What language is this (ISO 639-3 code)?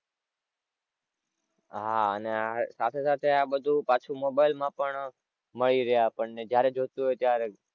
guj